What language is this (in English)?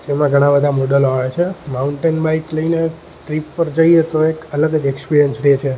Gujarati